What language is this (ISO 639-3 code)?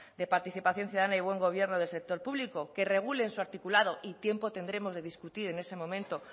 spa